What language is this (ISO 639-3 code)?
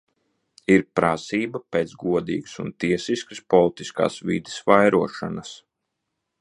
lav